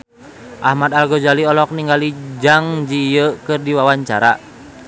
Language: Sundanese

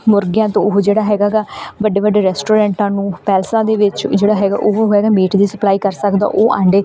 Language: Punjabi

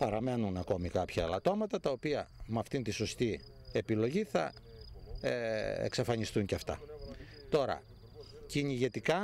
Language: Greek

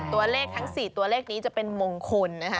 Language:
Thai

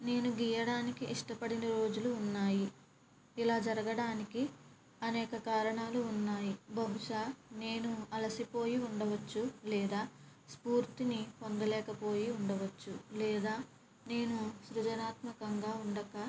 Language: Telugu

